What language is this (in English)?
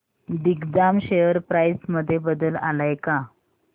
Marathi